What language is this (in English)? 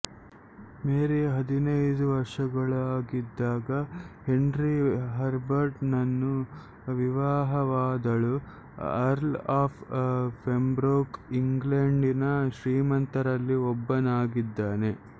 Kannada